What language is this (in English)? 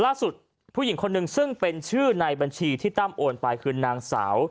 Thai